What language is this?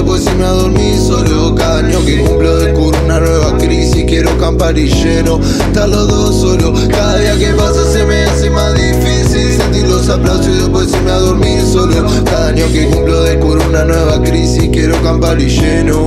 Spanish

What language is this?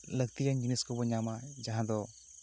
Santali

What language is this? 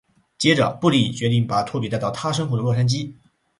Chinese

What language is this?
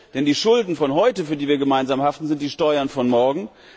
German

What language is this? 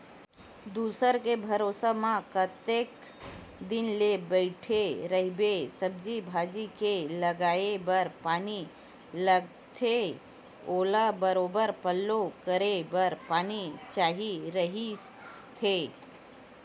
Chhattisgarhi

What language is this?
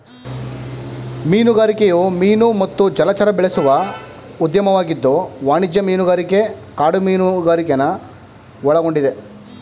Kannada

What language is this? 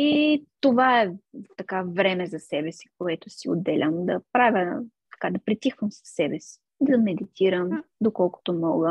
Bulgarian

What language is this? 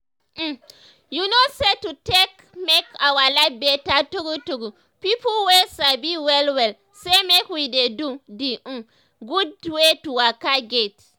Nigerian Pidgin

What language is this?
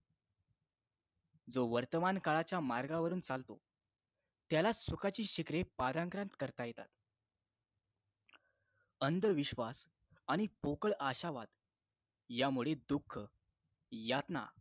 Marathi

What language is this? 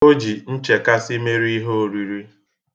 Igbo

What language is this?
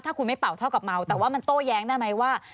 Thai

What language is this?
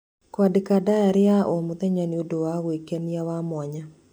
Kikuyu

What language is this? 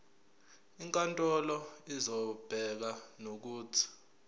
Zulu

